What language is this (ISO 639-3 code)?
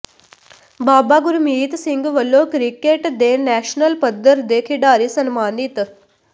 pan